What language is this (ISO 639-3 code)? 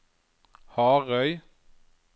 nor